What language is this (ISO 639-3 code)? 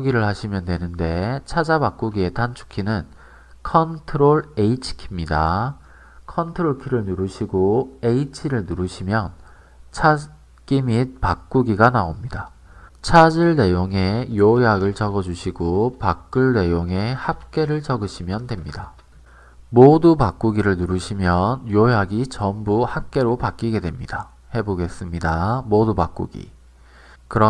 kor